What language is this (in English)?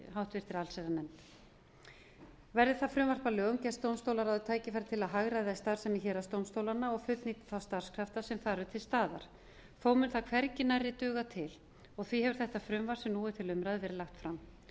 Icelandic